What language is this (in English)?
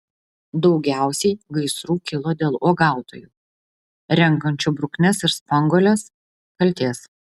Lithuanian